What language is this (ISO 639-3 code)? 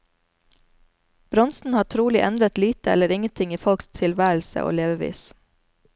nor